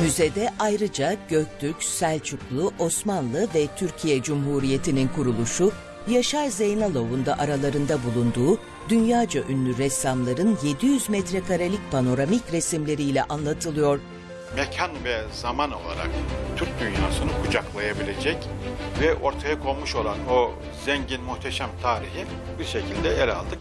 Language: Turkish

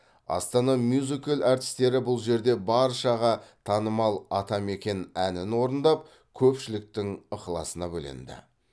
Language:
Kazakh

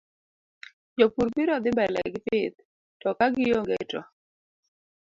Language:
Luo (Kenya and Tanzania)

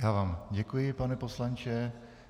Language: Czech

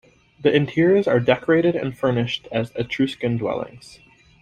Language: English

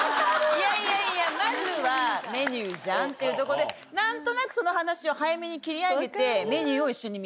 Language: Japanese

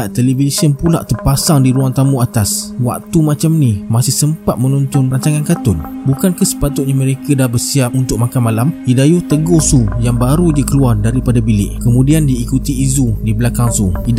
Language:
Malay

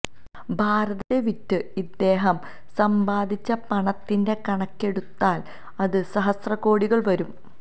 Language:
Malayalam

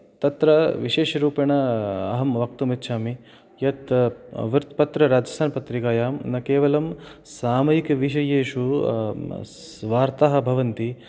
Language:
Sanskrit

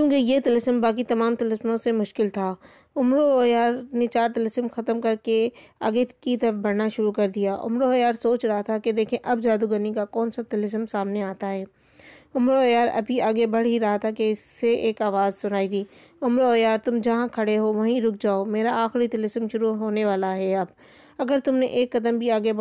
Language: Urdu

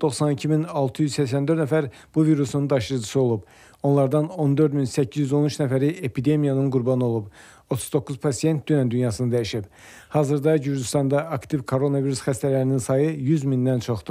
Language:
Turkish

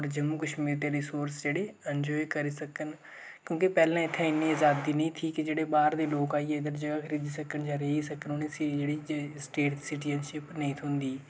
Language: Dogri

